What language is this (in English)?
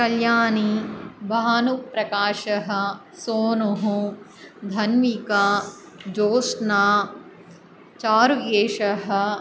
Sanskrit